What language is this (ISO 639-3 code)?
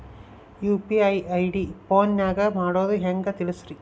kan